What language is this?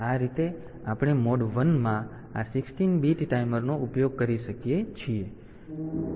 Gujarati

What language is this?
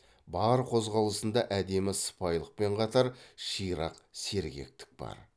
Kazakh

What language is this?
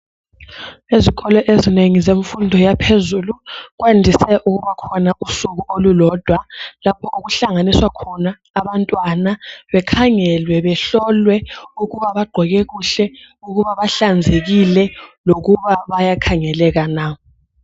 North Ndebele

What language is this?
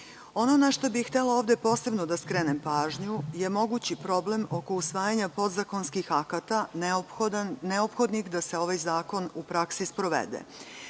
Serbian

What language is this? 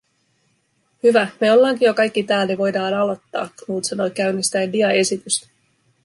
Finnish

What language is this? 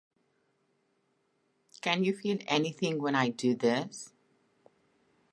Catalan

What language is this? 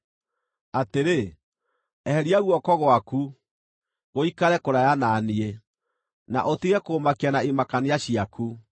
Kikuyu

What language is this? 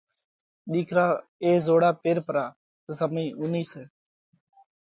Parkari Koli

